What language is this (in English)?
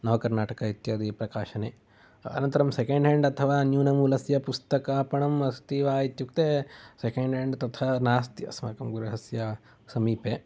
Sanskrit